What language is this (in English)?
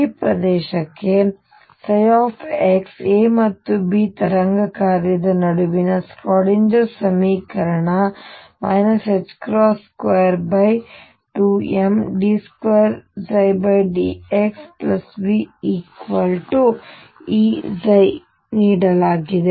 Kannada